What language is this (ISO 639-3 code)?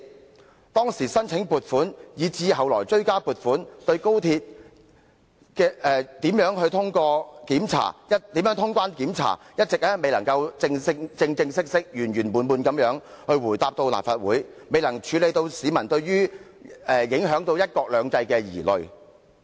yue